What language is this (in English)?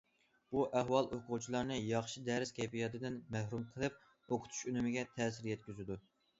Uyghur